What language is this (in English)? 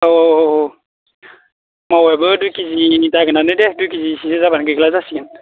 Bodo